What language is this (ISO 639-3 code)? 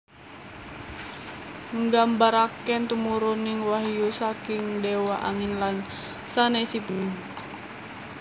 jav